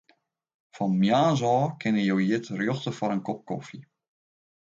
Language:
Western Frisian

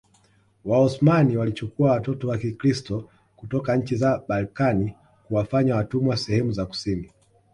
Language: Swahili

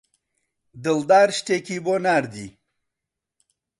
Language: Central Kurdish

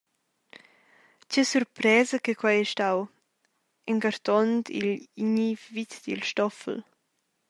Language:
Romansh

